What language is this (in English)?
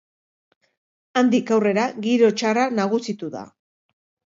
Basque